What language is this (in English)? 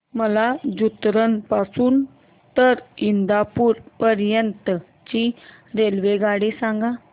Marathi